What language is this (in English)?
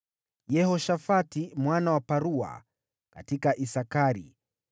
Swahili